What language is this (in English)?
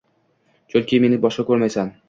Uzbek